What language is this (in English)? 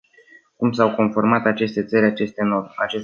Romanian